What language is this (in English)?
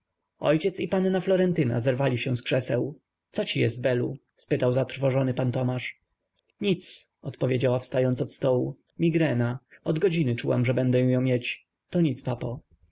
Polish